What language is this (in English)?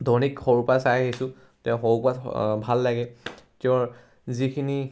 Assamese